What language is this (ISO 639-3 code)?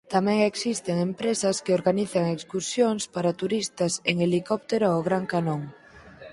glg